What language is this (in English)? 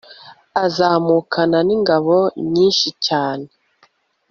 Kinyarwanda